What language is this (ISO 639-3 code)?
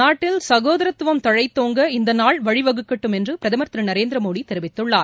tam